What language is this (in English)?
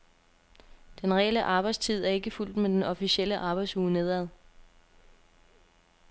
Danish